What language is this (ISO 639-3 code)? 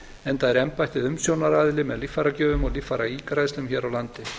isl